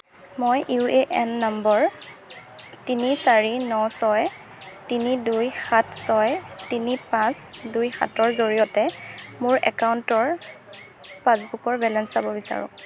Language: Assamese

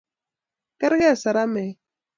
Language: Kalenjin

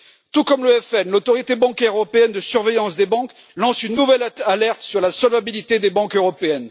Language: French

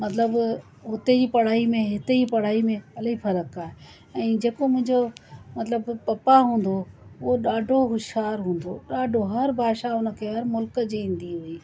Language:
Sindhi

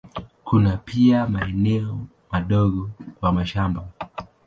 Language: Swahili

